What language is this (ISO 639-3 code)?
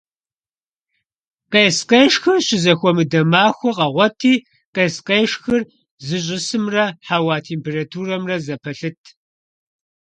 kbd